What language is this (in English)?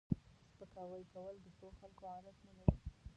Pashto